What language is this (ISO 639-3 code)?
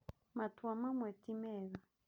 kik